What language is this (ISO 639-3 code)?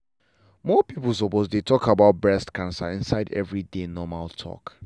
pcm